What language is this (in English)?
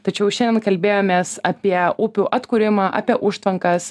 Lithuanian